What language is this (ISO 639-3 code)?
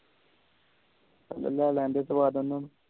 pan